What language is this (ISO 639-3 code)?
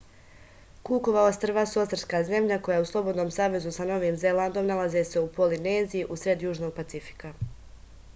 srp